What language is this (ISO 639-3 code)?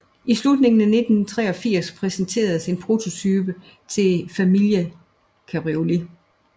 dan